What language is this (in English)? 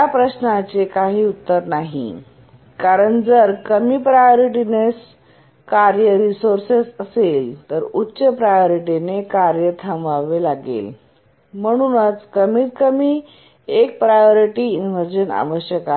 Marathi